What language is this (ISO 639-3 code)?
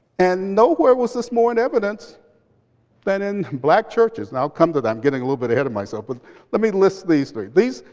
eng